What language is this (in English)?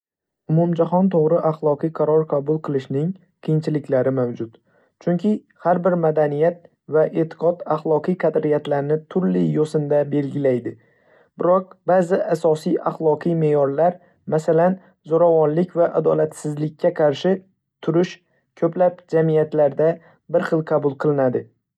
Uzbek